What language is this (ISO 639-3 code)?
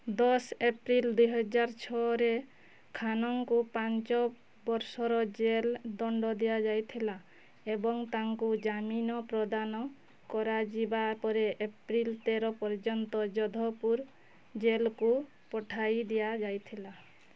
ori